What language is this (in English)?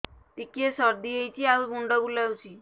Odia